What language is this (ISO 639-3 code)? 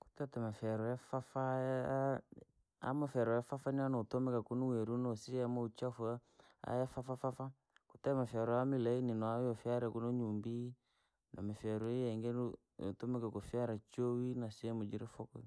lag